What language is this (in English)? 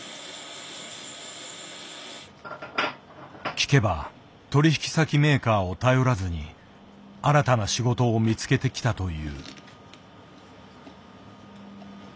Japanese